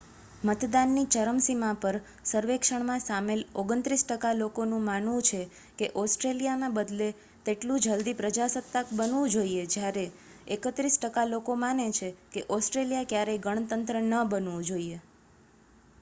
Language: Gujarati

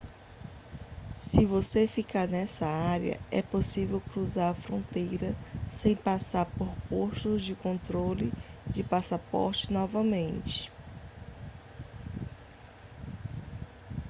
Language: Portuguese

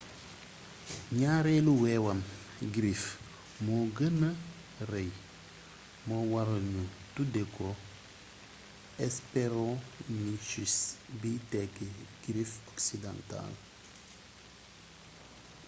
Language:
Wolof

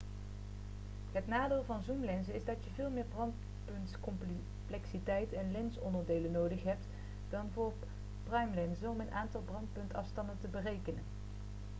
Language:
Dutch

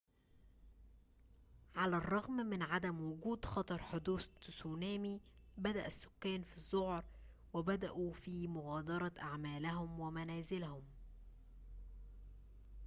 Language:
Arabic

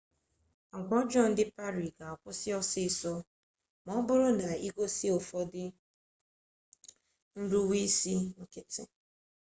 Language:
Igbo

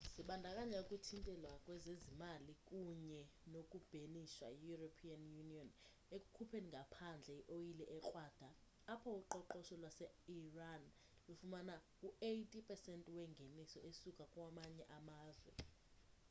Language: Xhosa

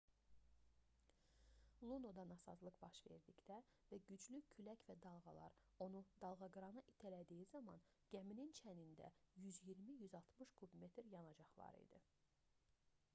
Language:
Azerbaijani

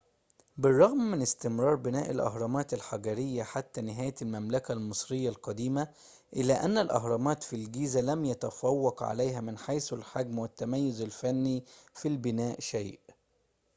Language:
Arabic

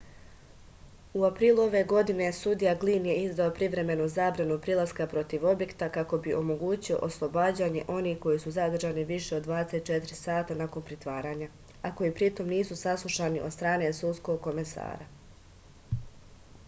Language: Serbian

